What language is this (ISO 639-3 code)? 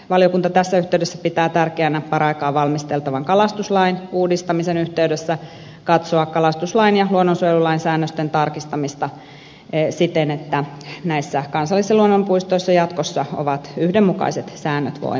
fin